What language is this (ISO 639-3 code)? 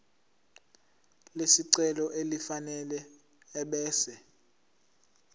zul